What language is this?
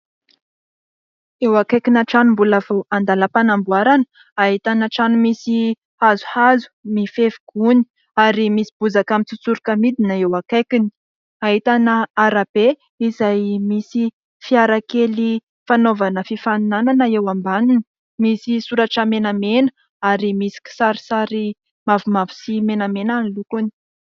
Malagasy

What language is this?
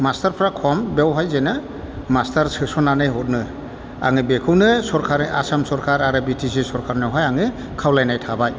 Bodo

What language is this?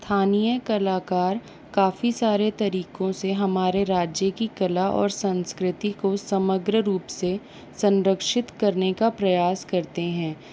Hindi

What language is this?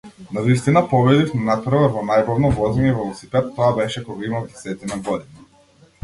Macedonian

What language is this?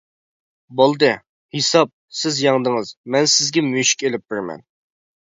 Uyghur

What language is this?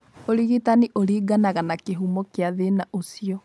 Kikuyu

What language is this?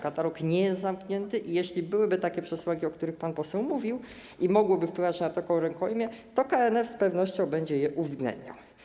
Polish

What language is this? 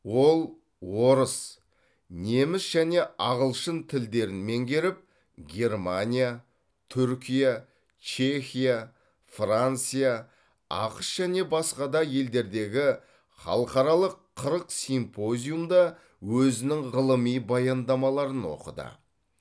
Kazakh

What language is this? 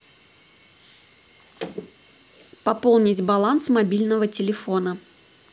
Russian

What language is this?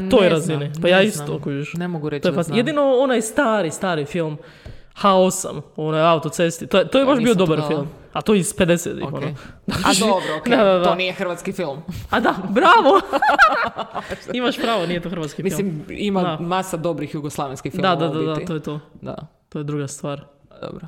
Croatian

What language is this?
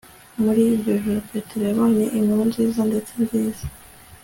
Kinyarwanda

